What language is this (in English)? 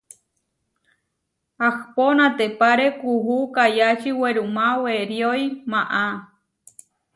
Huarijio